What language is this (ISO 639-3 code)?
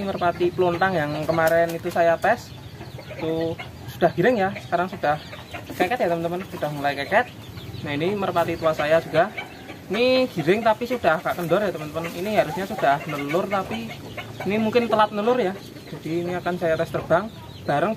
ind